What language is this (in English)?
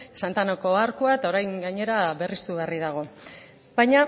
Basque